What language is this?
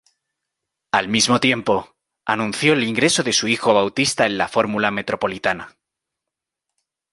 Spanish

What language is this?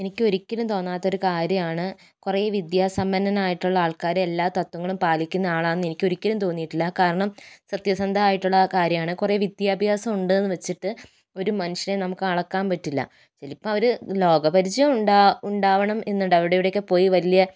Malayalam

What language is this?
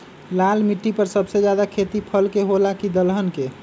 Magahi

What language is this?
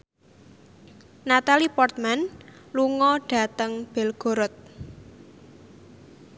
Javanese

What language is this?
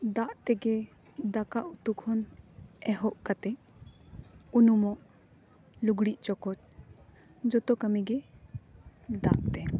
Santali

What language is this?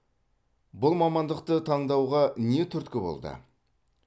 Kazakh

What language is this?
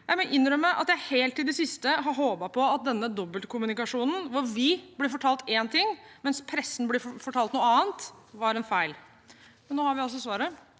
Norwegian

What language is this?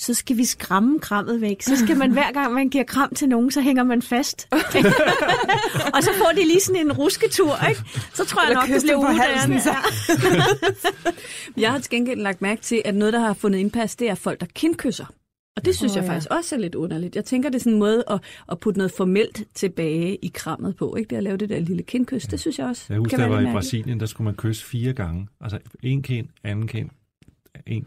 Danish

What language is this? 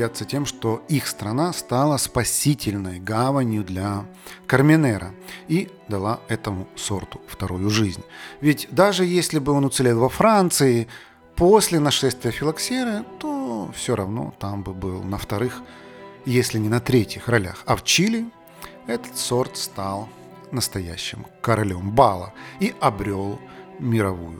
Russian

